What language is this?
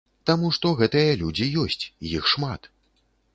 Belarusian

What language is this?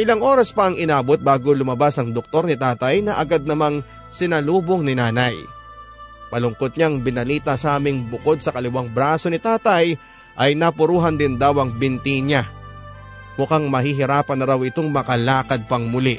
Filipino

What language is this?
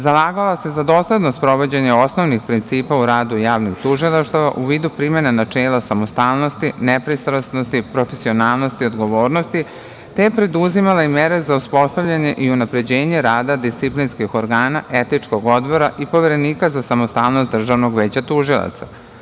Serbian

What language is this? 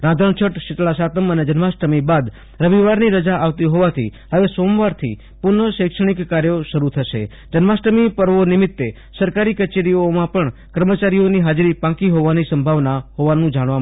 Gujarati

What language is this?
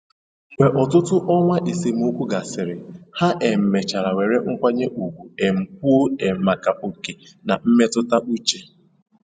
Igbo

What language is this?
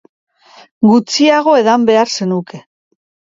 Basque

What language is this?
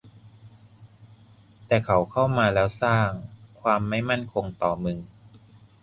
Thai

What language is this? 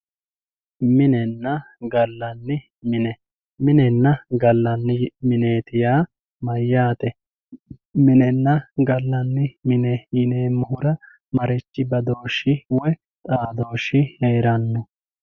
Sidamo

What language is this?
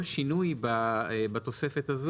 Hebrew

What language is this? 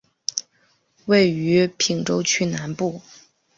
Chinese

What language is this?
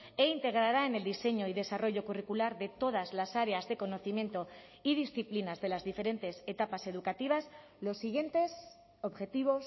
Spanish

